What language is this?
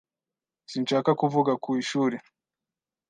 Kinyarwanda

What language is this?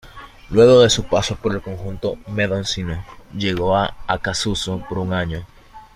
Spanish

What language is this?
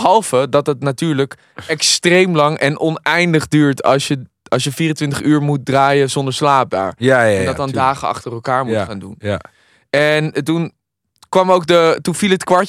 Dutch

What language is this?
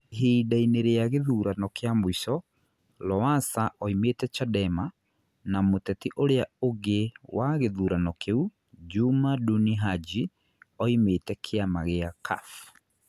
Kikuyu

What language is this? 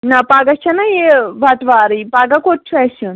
Kashmiri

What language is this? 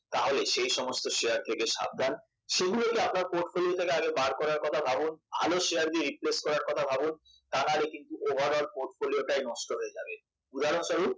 Bangla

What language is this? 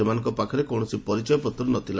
Odia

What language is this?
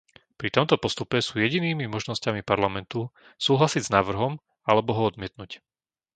Slovak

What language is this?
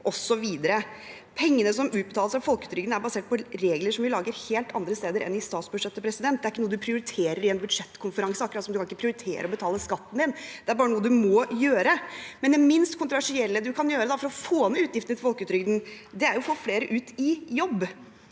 Norwegian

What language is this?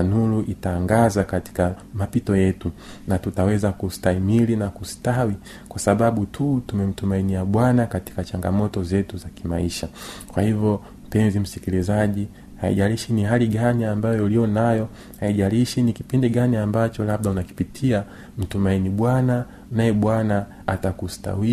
Swahili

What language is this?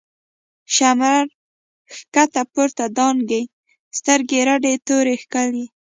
Pashto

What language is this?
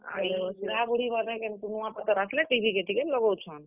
Odia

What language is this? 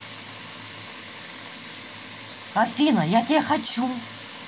Russian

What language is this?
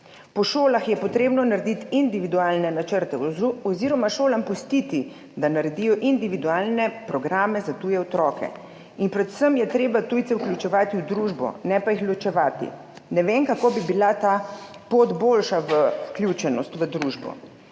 Slovenian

